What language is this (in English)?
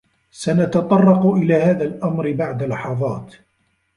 Arabic